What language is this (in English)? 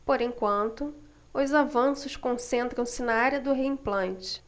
Portuguese